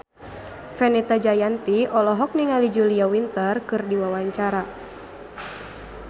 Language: Sundanese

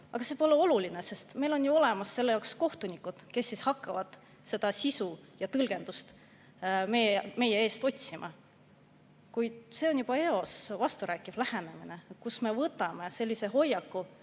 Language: Estonian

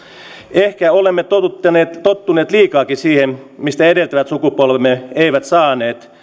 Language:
Finnish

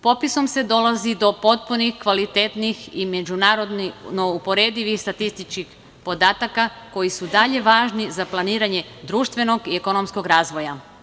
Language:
Serbian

